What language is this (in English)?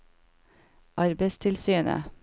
Norwegian